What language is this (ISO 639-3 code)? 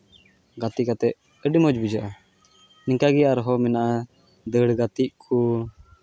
sat